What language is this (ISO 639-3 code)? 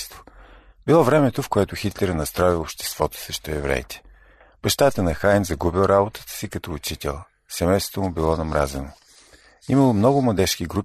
bul